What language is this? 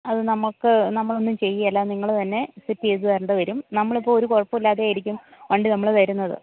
Malayalam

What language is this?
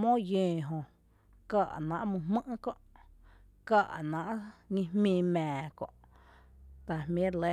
Tepinapa Chinantec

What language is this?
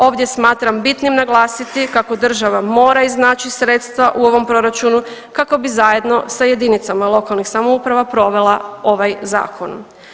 Croatian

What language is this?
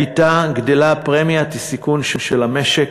Hebrew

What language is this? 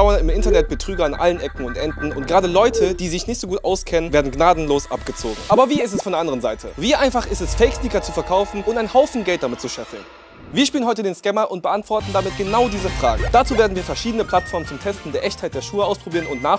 German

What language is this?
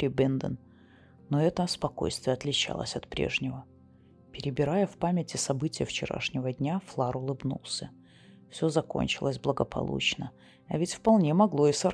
Russian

